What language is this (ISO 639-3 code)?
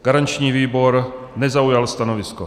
ces